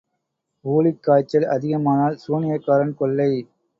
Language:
Tamil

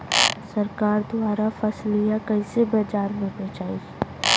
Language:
Bhojpuri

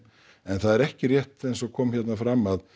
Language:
Icelandic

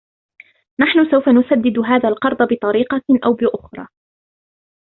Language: Arabic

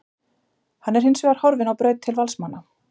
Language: Icelandic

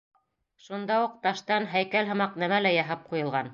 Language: Bashkir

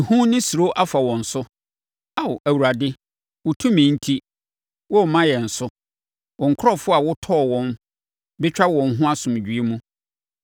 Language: Akan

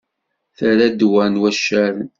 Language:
Kabyle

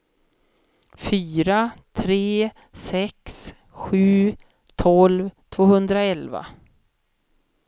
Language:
Swedish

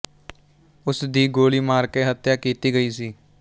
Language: Punjabi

